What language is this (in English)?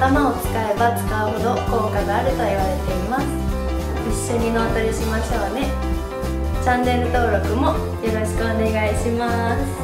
Japanese